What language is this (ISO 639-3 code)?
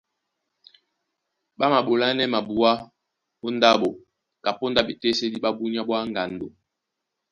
dua